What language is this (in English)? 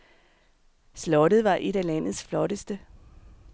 Danish